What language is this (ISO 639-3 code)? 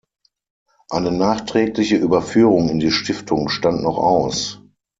deu